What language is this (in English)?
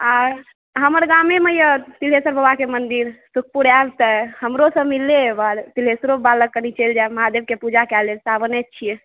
Maithili